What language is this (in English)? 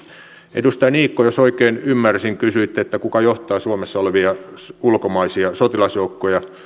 Finnish